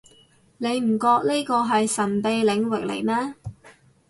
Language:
Cantonese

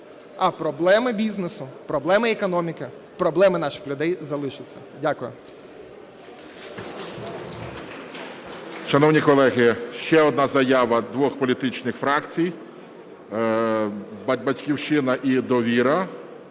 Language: Ukrainian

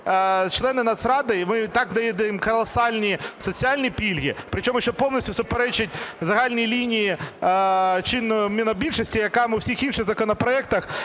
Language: Ukrainian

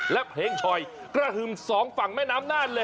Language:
Thai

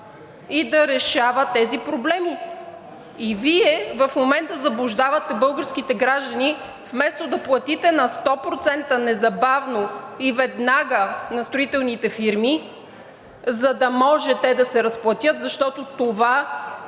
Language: Bulgarian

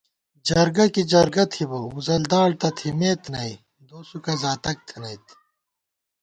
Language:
Gawar-Bati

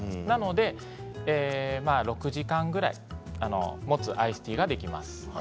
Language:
Japanese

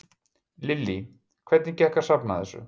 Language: Icelandic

